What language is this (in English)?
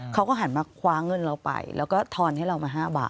Thai